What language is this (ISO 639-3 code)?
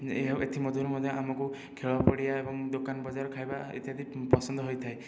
ori